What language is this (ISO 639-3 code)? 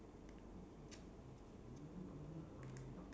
eng